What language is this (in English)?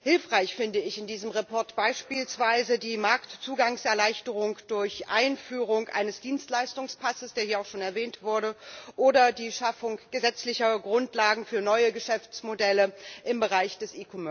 German